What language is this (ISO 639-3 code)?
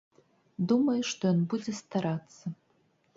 bel